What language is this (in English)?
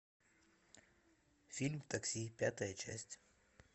Russian